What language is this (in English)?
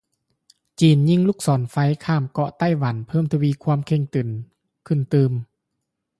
Lao